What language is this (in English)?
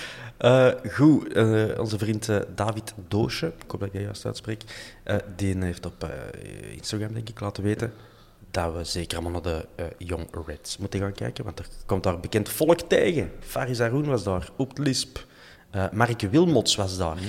Dutch